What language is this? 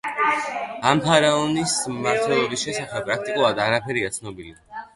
Georgian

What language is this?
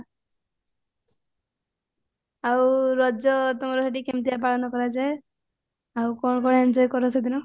Odia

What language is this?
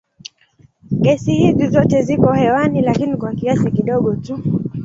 Swahili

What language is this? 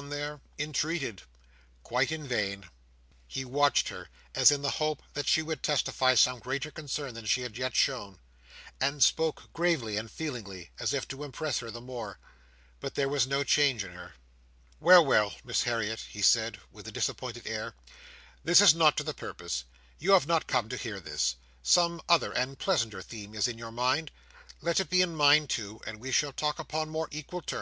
English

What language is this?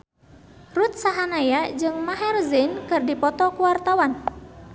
Sundanese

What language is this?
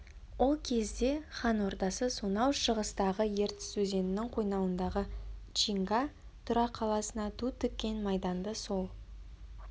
Kazakh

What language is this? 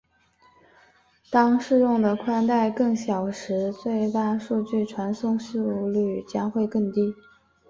Chinese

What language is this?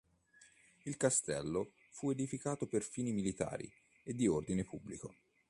Italian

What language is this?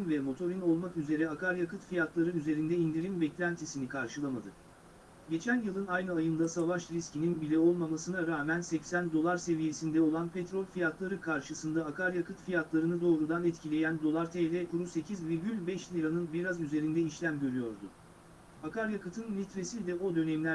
Turkish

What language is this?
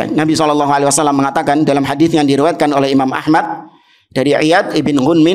Indonesian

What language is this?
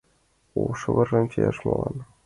Mari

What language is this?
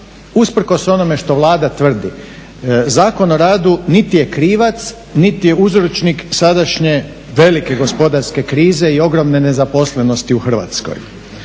Croatian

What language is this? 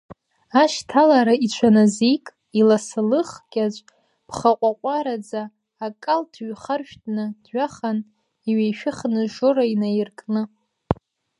Abkhazian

